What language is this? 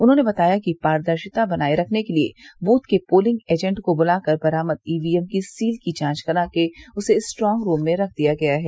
Hindi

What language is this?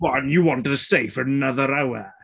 English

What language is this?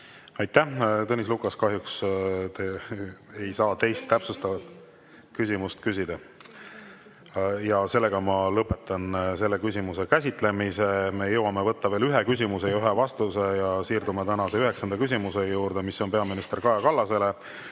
Estonian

